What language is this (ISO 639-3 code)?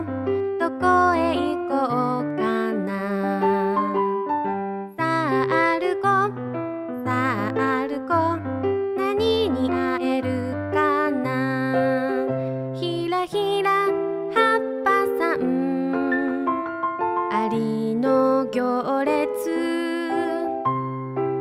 jpn